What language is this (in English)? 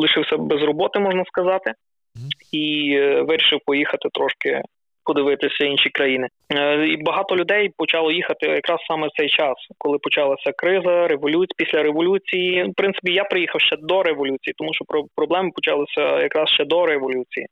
Ukrainian